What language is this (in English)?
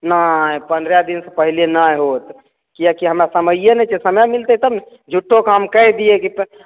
Maithili